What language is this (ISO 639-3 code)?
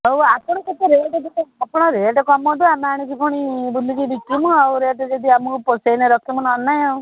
ori